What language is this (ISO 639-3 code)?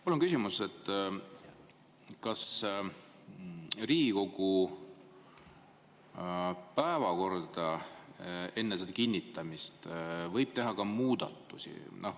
est